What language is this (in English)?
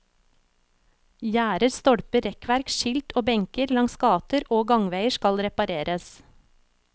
Norwegian